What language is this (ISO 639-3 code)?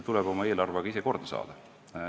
est